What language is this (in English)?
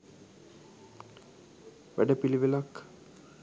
Sinhala